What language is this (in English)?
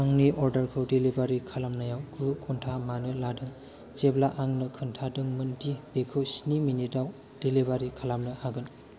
Bodo